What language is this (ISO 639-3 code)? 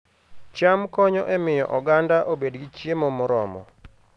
luo